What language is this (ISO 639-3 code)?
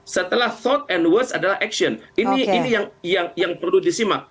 ind